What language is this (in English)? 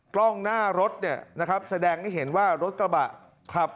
Thai